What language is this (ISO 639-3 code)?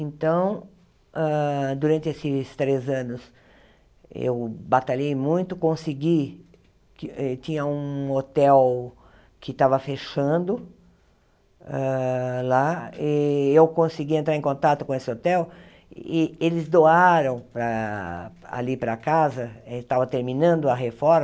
por